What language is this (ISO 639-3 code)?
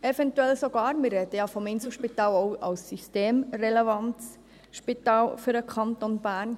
gsw